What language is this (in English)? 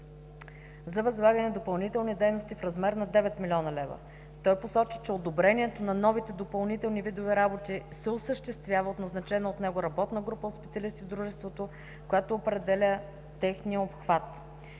Bulgarian